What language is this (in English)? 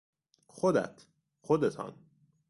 Persian